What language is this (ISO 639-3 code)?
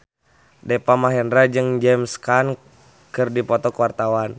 sun